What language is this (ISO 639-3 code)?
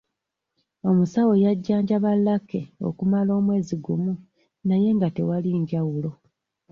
lug